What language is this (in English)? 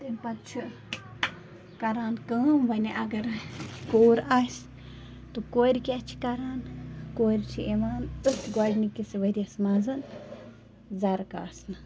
Kashmiri